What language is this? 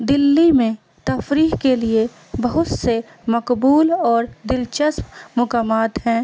Urdu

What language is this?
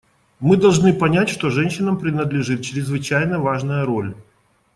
Russian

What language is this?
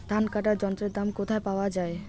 Bangla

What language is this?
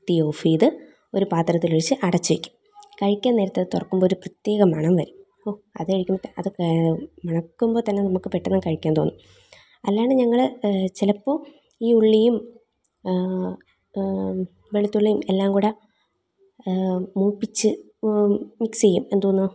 Malayalam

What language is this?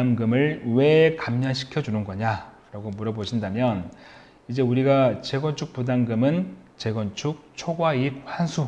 Korean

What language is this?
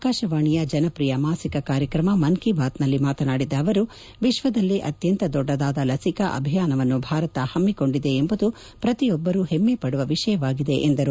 Kannada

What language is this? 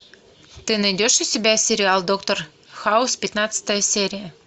Russian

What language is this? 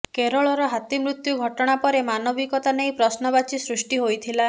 Odia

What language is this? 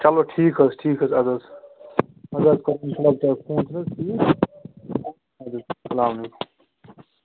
Kashmiri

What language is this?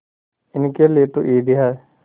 Hindi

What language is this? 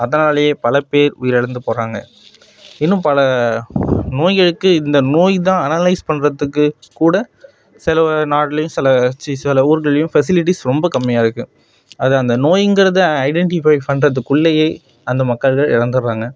Tamil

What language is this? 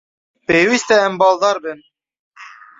Kurdish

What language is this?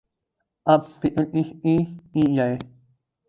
Urdu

